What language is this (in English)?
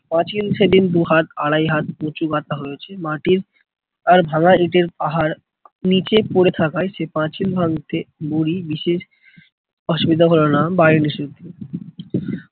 Bangla